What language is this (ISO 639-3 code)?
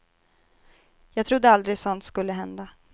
swe